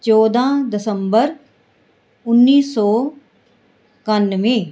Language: Punjabi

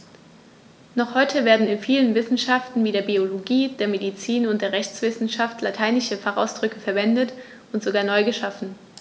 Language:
German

